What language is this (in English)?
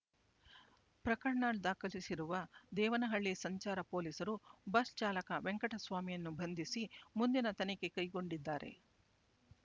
Kannada